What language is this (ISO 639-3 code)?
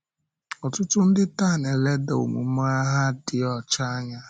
ibo